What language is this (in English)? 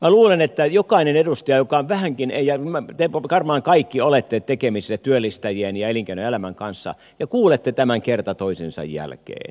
Finnish